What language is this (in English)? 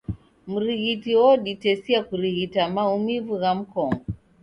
Taita